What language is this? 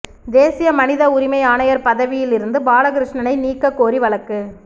Tamil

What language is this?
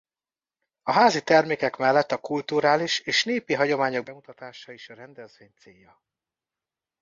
Hungarian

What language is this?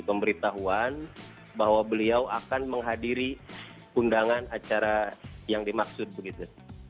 Indonesian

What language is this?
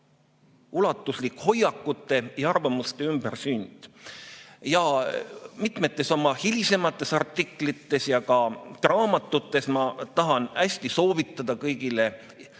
Estonian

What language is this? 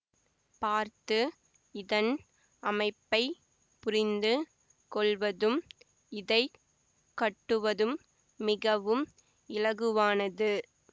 Tamil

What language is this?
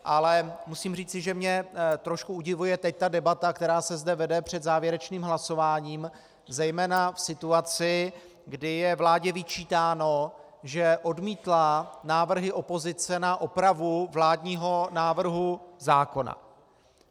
Czech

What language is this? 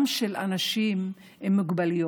Hebrew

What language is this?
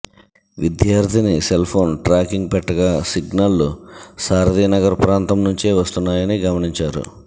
Telugu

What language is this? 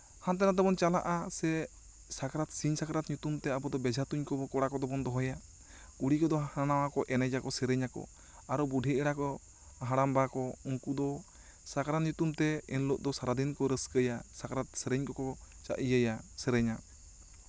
Santali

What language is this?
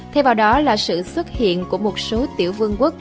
Vietnamese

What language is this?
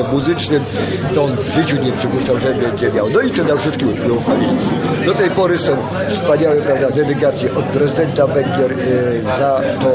Polish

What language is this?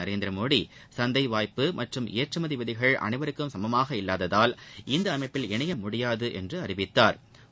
Tamil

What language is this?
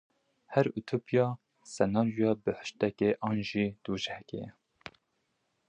Kurdish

